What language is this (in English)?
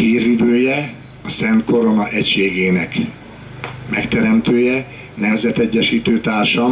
Hungarian